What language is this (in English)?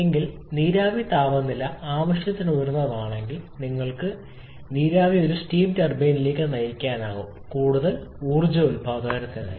Malayalam